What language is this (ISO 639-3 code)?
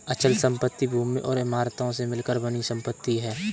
hin